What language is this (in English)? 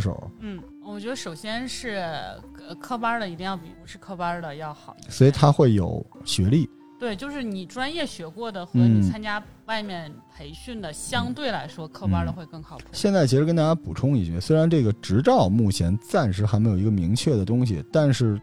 Chinese